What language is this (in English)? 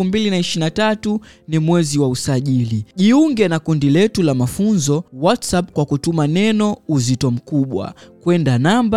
Swahili